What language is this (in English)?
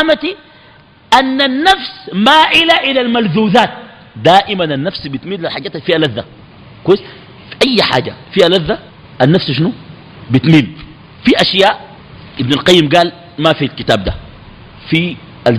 Arabic